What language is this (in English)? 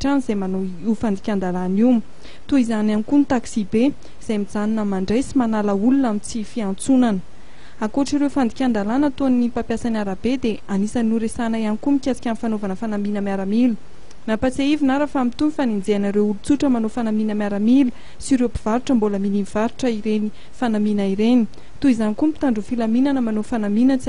Romanian